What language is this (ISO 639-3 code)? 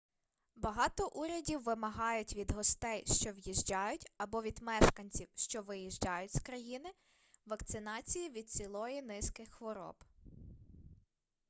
ukr